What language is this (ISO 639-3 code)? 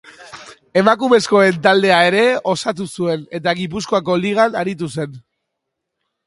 eus